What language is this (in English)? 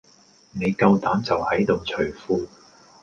Cantonese